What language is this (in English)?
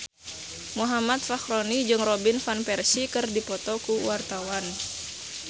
Sundanese